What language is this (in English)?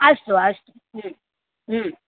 Sanskrit